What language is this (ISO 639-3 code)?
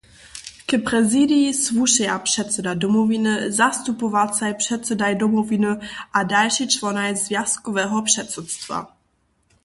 hsb